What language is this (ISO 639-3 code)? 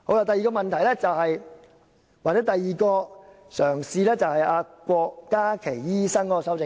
yue